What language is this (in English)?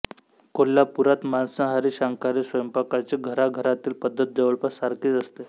Marathi